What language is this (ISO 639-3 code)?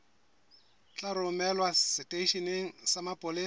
sot